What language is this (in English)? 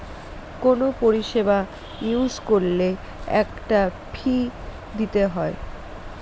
Bangla